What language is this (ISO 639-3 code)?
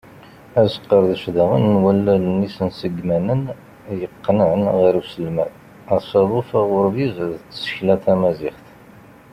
kab